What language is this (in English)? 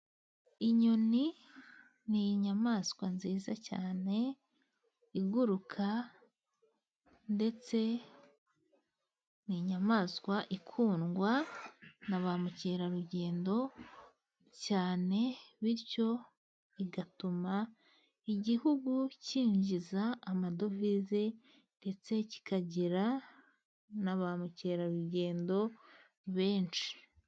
Kinyarwanda